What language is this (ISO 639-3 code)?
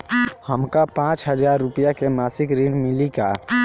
bho